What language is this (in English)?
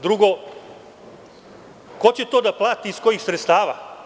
Serbian